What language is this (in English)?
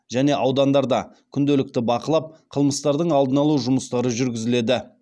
Kazakh